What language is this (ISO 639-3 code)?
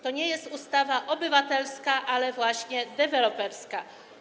pol